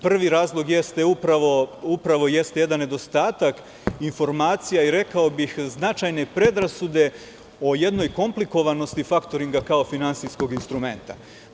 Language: Serbian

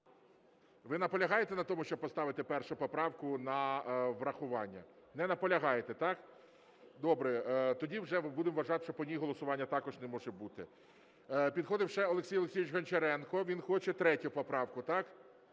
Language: Ukrainian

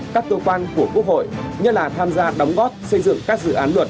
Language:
Vietnamese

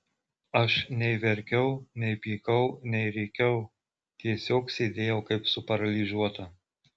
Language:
Lithuanian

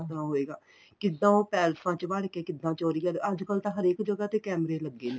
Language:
Punjabi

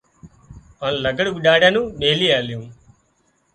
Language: Wadiyara Koli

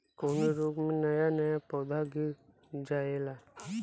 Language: Bhojpuri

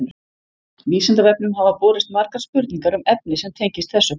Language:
Icelandic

